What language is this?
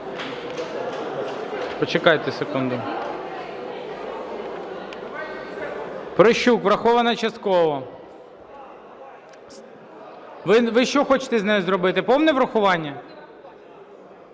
Ukrainian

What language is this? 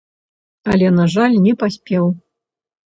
Belarusian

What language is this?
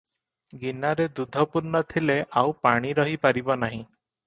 Odia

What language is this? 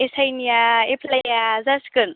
Bodo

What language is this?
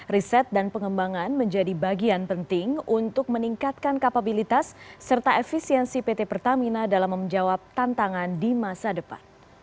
Indonesian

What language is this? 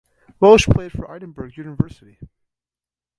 English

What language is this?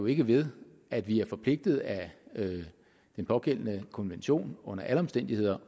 Danish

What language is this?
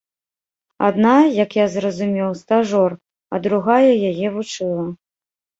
Belarusian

